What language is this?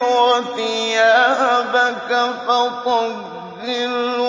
Arabic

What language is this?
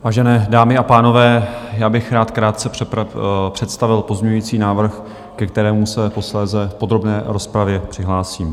Czech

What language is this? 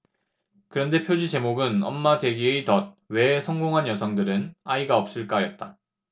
Korean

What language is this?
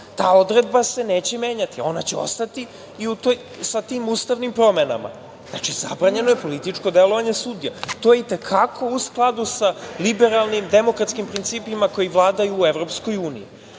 Serbian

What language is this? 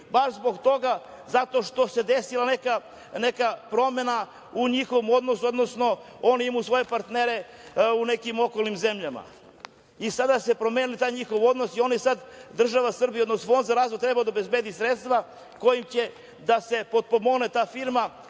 Serbian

